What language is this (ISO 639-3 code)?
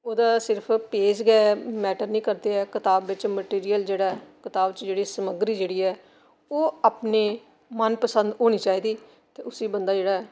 doi